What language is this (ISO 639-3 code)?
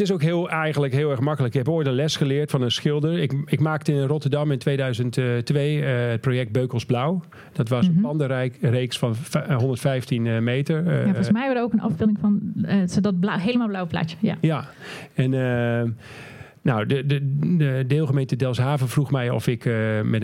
nld